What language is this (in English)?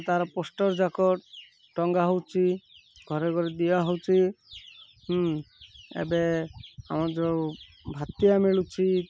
Odia